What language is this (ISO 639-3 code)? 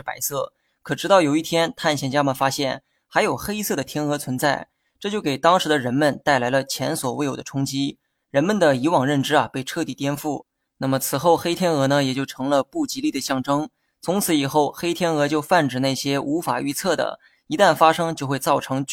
zho